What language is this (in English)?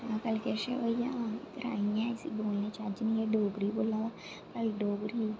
Dogri